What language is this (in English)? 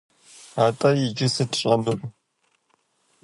Kabardian